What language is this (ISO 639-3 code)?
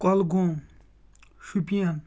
kas